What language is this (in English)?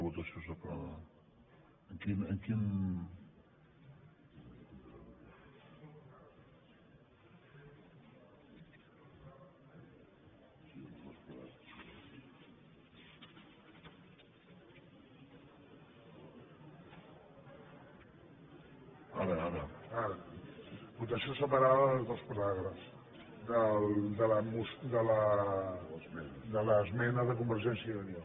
Catalan